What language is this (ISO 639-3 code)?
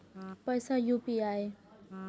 mai